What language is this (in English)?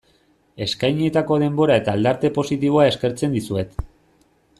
Basque